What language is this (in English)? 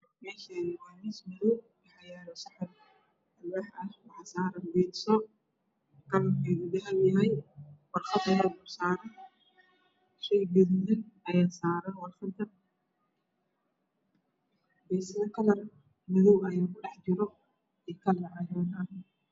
Somali